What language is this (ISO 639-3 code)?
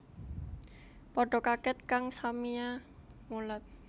jav